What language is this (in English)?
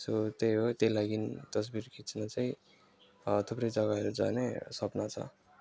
Nepali